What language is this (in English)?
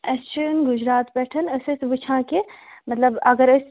Kashmiri